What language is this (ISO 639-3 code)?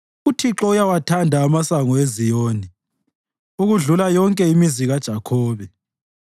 nde